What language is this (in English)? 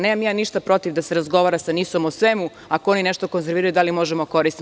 Serbian